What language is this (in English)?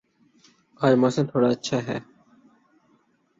Urdu